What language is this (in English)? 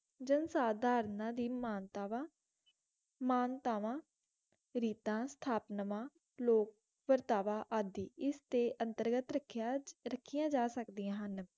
Punjabi